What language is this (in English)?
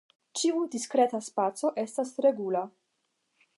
Esperanto